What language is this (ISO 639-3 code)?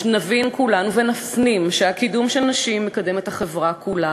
heb